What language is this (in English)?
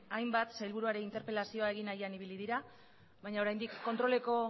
Basque